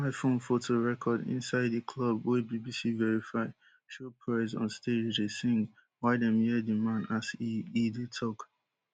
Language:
Nigerian Pidgin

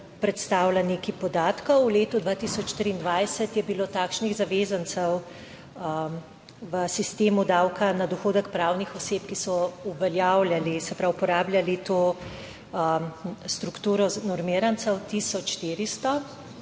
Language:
Slovenian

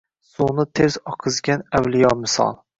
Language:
Uzbek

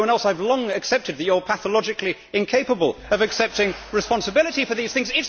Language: English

